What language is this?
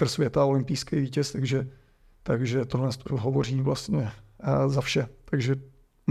Czech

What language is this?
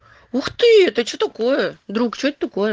Russian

